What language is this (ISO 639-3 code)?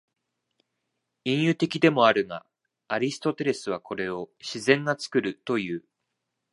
jpn